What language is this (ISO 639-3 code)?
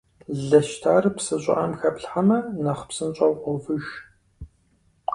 kbd